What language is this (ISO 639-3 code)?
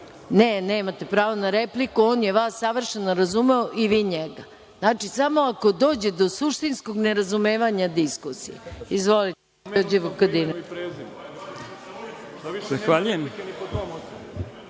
srp